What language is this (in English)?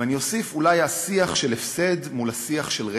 Hebrew